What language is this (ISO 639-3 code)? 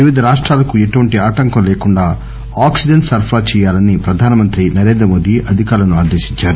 tel